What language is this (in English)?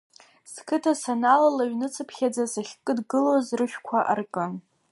Abkhazian